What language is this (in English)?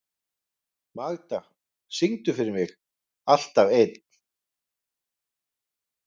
Icelandic